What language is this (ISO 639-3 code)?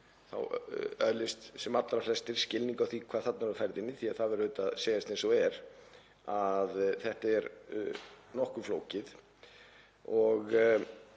isl